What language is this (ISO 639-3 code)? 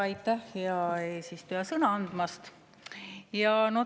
est